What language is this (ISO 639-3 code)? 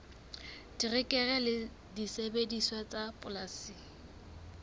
sot